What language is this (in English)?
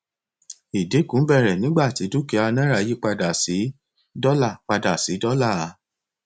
Yoruba